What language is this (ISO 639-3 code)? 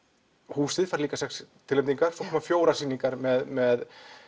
isl